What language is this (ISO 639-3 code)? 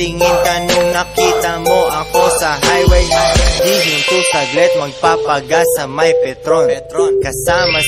fil